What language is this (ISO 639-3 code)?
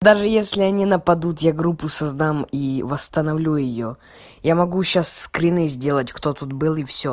rus